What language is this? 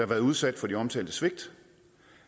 Danish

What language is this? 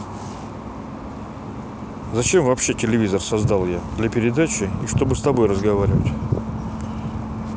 Russian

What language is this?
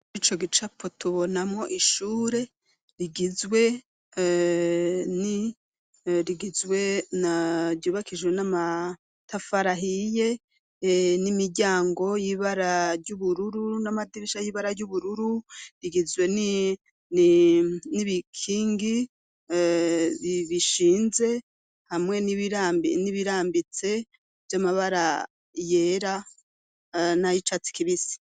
Rundi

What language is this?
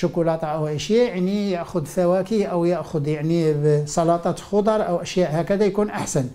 Arabic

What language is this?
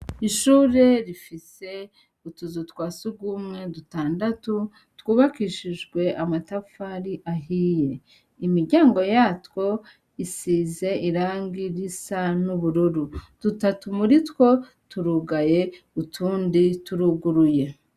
Rundi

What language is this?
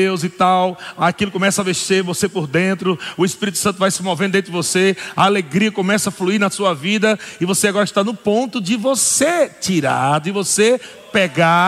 Portuguese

